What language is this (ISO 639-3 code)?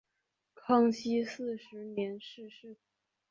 zho